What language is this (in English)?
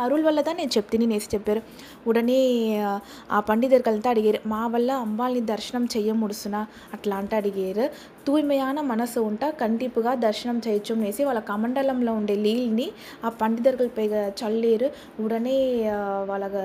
Telugu